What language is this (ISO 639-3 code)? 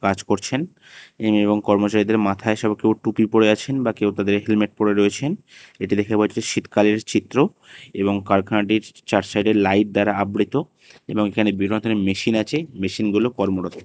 ben